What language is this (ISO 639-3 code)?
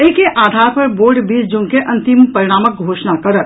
mai